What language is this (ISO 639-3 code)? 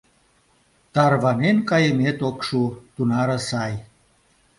chm